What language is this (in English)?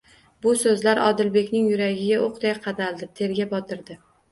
Uzbek